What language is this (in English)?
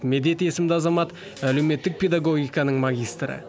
Kazakh